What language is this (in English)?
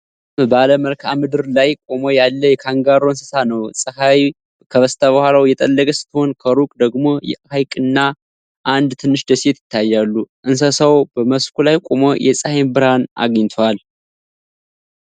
Amharic